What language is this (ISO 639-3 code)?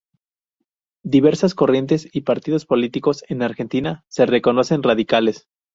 spa